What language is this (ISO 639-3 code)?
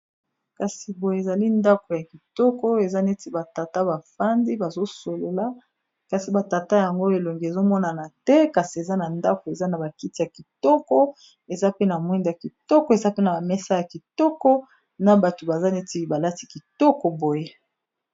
lin